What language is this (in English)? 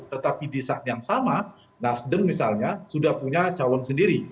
Indonesian